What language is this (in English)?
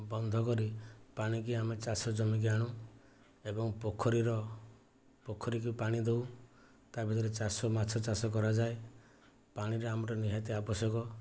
Odia